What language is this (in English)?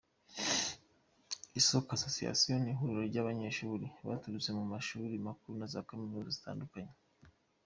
Kinyarwanda